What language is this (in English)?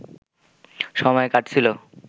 Bangla